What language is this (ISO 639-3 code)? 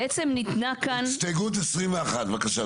heb